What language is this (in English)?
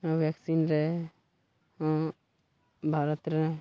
Santali